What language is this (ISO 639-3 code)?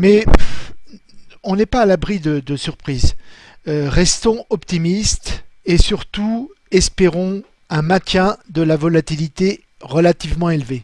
fra